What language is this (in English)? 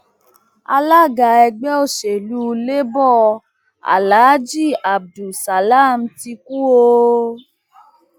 Yoruba